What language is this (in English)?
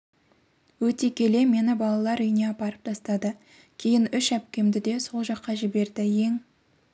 Kazakh